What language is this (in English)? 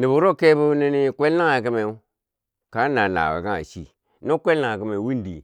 Bangwinji